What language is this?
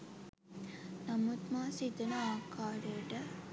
Sinhala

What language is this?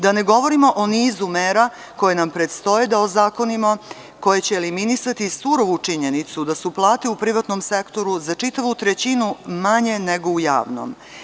Serbian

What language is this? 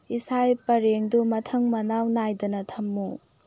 Manipuri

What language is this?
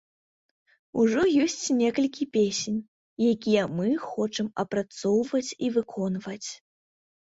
Belarusian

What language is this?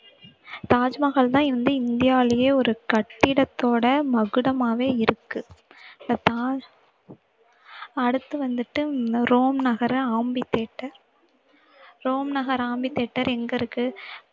Tamil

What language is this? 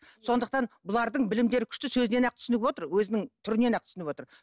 Kazakh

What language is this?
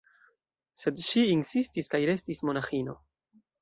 Esperanto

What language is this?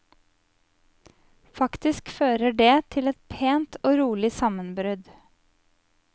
Norwegian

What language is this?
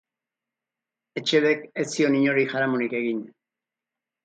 Basque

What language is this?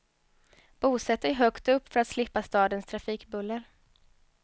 Swedish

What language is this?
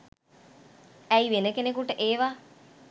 Sinhala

